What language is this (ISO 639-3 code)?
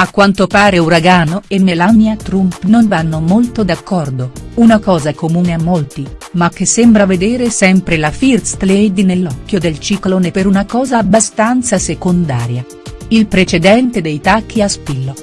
ita